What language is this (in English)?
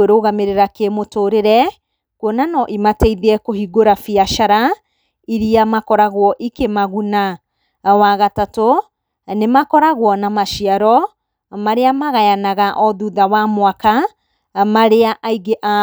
Kikuyu